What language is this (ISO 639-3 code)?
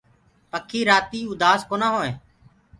ggg